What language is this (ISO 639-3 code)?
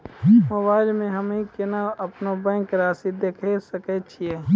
mai